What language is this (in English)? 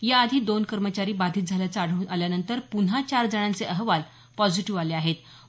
Marathi